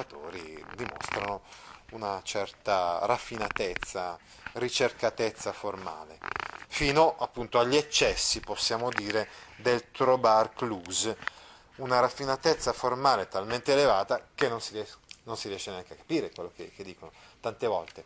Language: Italian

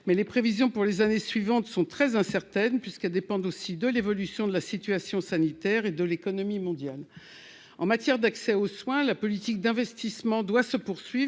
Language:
French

